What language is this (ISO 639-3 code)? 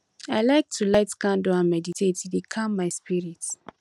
pcm